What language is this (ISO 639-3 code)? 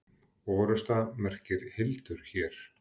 isl